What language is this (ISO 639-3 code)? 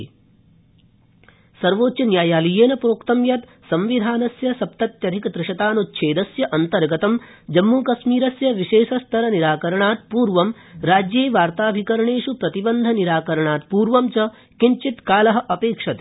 san